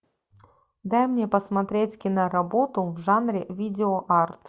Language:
Russian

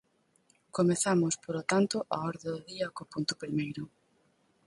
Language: Galician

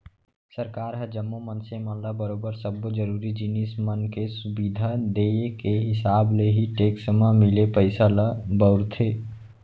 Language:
Chhattisgarhi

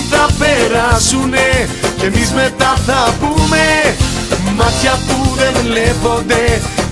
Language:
Greek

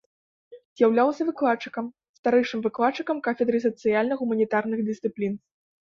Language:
Belarusian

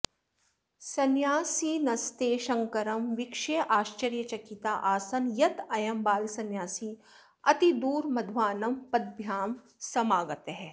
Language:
Sanskrit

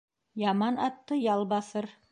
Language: Bashkir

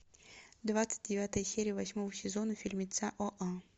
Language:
Russian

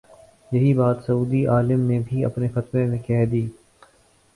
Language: Urdu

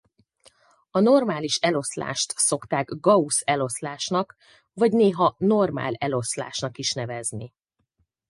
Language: Hungarian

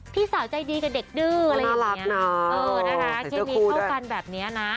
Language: Thai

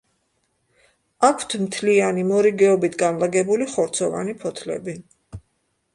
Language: Georgian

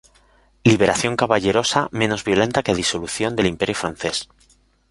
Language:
Spanish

